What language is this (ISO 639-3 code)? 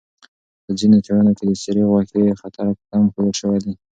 pus